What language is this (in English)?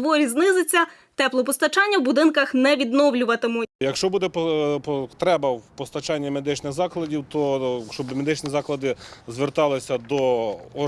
Ukrainian